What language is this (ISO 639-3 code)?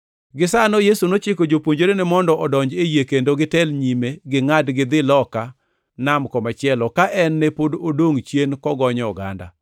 luo